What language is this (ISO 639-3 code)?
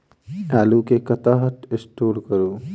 mai